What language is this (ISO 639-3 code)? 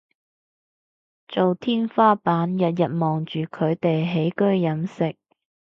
yue